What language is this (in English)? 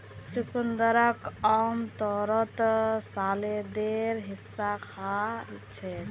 Magahi